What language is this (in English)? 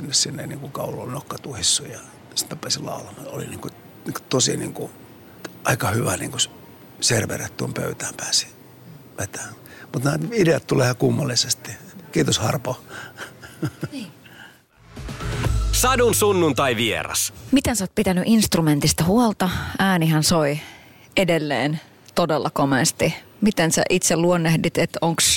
Finnish